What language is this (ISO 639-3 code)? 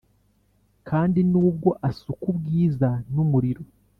kin